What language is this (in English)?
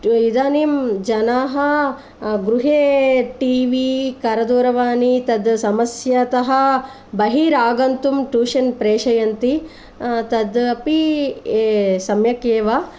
Sanskrit